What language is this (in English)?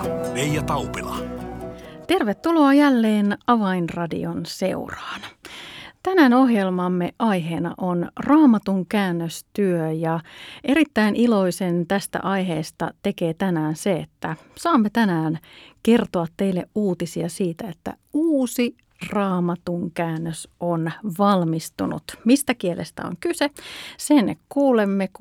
Finnish